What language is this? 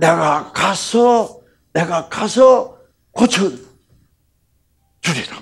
Korean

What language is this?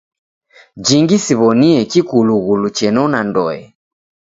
Taita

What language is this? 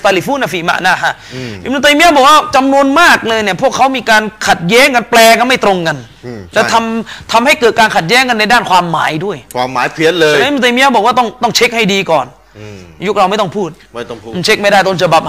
Thai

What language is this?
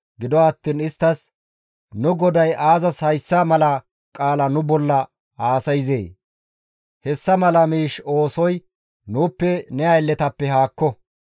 Gamo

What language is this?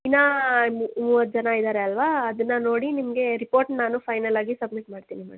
Kannada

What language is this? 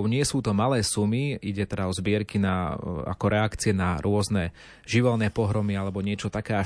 Slovak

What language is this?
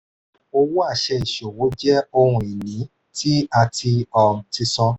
Yoruba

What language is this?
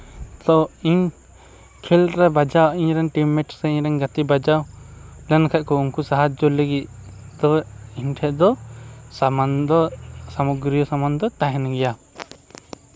Santali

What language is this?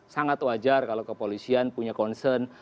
Indonesian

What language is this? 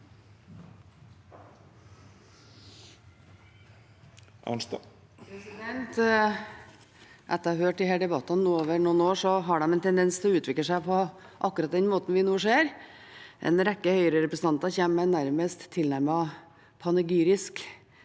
Norwegian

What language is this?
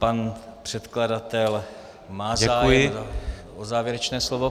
Czech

